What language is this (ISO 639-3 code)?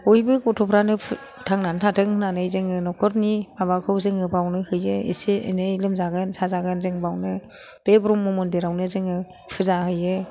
brx